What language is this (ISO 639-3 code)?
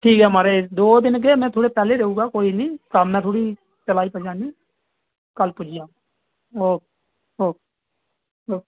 doi